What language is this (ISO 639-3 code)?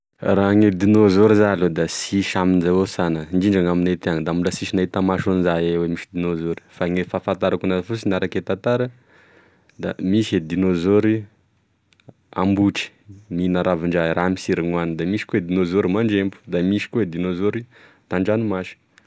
tkg